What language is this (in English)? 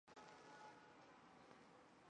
Chinese